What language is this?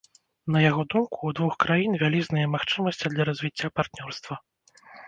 Belarusian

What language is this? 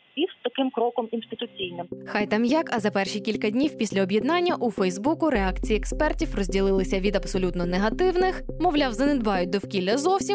Ukrainian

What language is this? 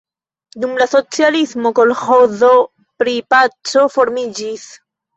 Esperanto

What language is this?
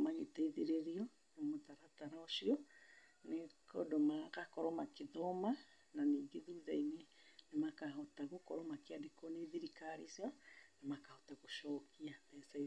Kikuyu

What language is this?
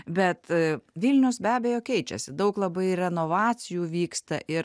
Lithuanian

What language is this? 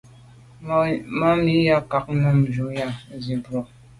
Medumba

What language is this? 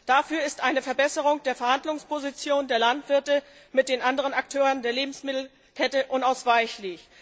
German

